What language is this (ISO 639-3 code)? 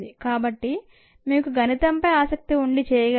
tel